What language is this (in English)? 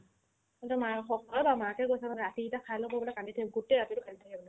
Assamese